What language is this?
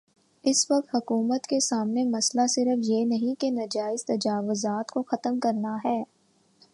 Urdu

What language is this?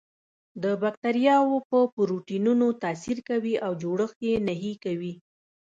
Pashto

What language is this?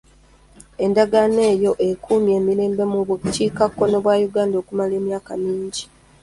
Ganda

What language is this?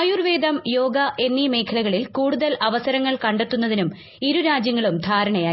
Malayalam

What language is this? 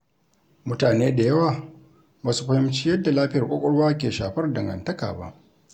Hausa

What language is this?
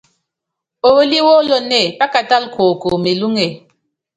Yangben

